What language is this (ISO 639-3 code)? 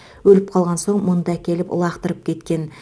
kaz